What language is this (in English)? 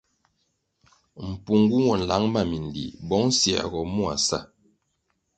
Kwasio